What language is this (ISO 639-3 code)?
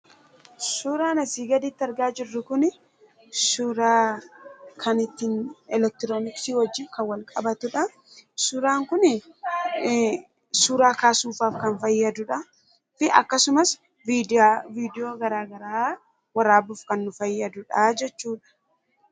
orm